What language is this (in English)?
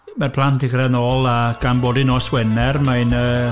Welsh